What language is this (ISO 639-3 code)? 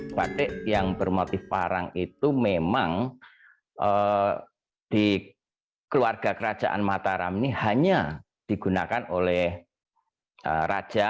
ind